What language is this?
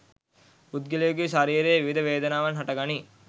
Sinhala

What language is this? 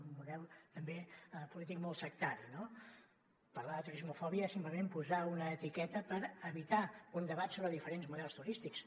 Catalan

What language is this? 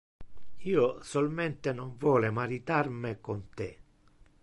Interlingua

